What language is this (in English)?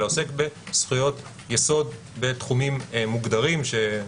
Hebrew